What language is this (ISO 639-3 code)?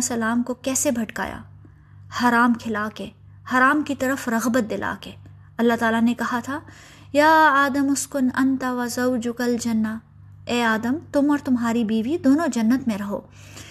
urd